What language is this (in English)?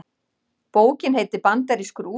Icelandic